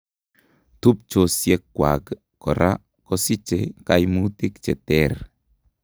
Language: Kalenjin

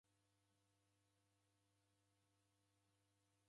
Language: Taita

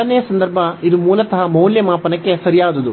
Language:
Kannada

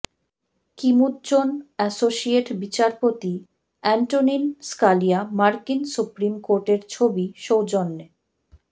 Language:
Bangla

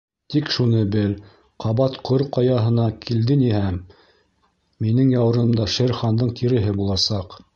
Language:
Bashkir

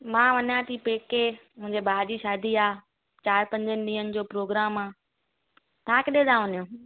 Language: Sindhi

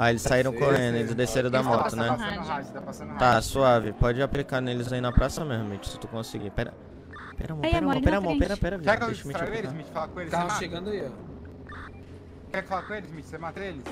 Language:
Portuguese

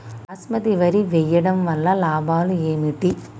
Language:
Telugu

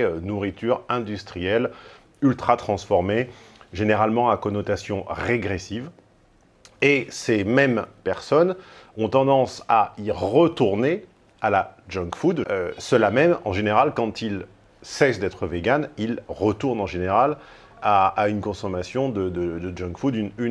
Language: French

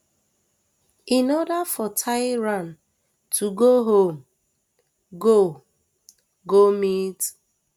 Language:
Nigerian Pidgin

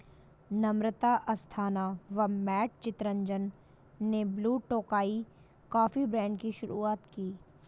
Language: Hindi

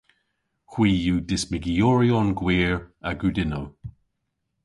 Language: Cornish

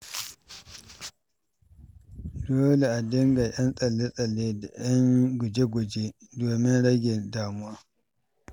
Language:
Hausa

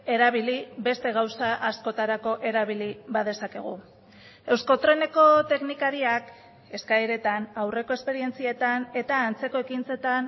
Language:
Basque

